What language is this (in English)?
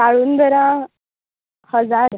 Konkani